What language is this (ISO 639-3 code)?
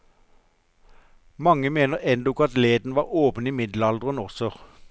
nor